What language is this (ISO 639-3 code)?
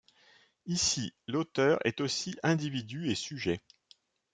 fra